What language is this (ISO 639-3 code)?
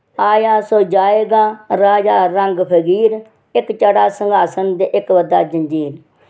doi